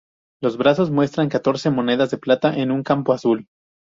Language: Spanish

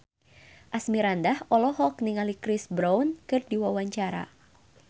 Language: Sundanese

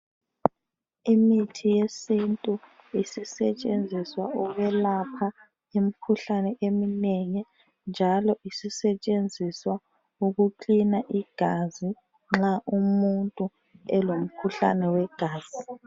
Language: North Ndebele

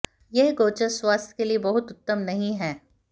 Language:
Hindi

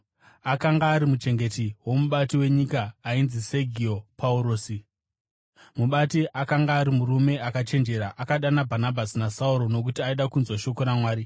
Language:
Shona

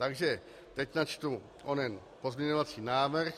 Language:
Czech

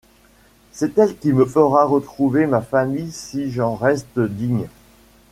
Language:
French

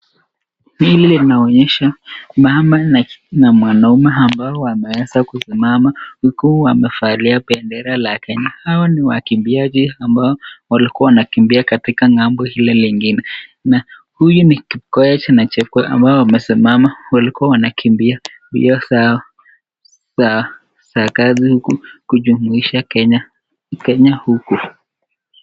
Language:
Swahili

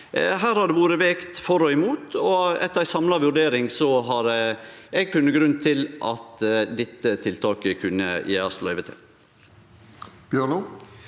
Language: Norwegian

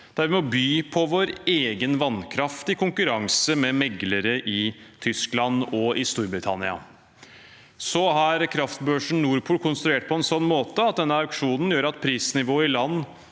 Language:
Norwegian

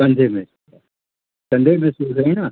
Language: Sindhi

